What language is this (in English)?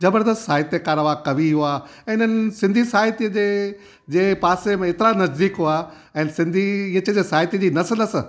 Sindhi